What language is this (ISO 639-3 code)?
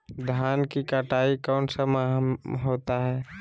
mag